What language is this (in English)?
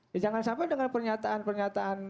Indonesian